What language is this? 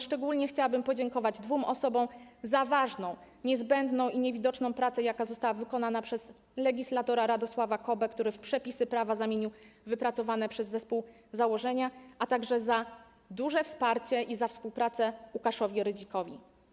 Polish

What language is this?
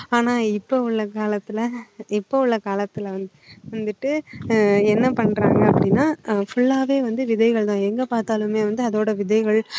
Tamil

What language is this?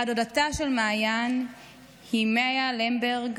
Hebrew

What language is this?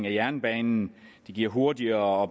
Danish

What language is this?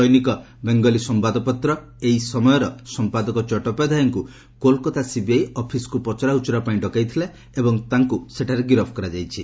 Odia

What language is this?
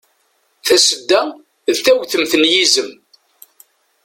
Kabyle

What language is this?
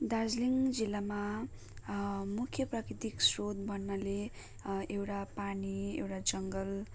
Nepali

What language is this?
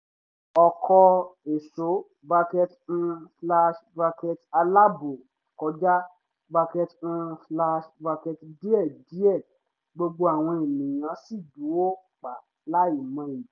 Yoruba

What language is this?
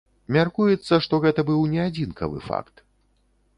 Belarusian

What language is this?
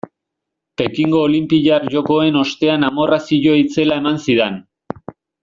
Basque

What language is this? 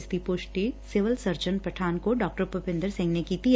Punjabi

